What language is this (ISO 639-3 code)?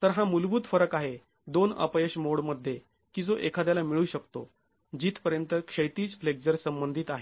mar